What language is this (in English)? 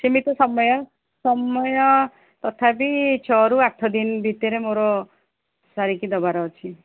Odia